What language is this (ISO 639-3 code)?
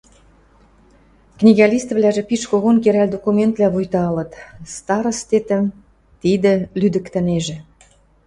mrj